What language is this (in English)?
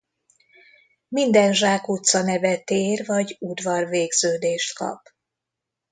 Hungarian